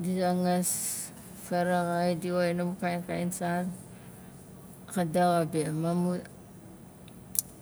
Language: Nalik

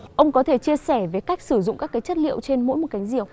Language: Vietnamese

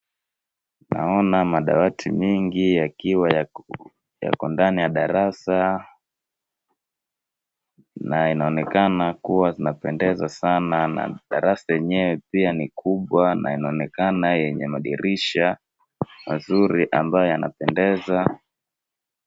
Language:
Swahili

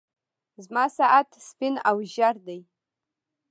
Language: Pashto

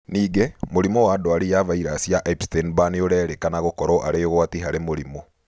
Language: Kikuyu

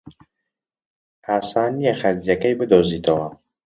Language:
Central Kurdish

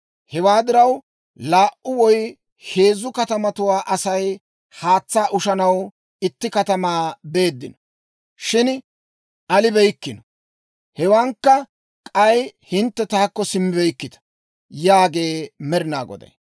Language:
Dawro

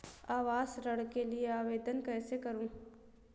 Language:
Hindi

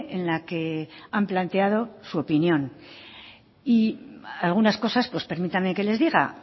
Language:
Spanish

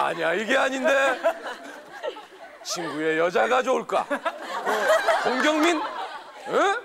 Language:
Korean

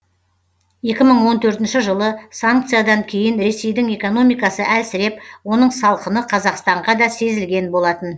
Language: Kazakh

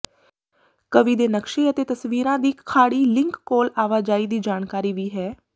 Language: Punjabi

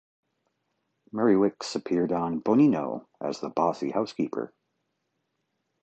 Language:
English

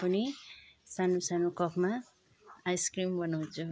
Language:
Nepali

